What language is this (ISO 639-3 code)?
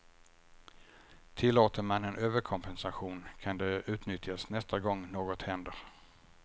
swe